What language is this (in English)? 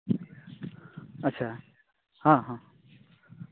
Santali